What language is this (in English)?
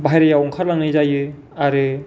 Bodo